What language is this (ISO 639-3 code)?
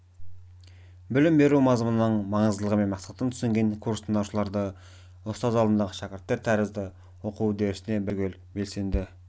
kaz